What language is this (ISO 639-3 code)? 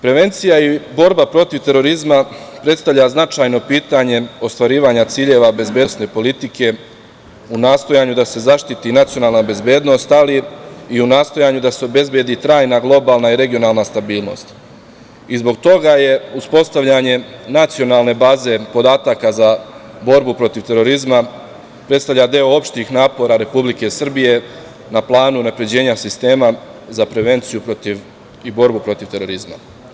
srp